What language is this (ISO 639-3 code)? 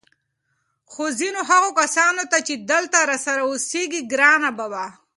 pus